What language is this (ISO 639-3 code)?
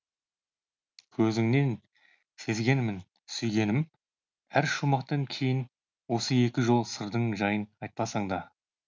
kaz